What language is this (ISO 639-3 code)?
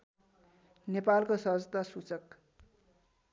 nep